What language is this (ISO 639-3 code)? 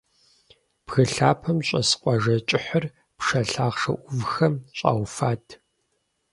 kbd